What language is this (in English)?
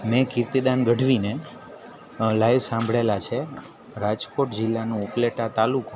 Gujarati